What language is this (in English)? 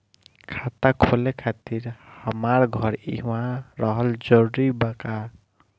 Bhojpuri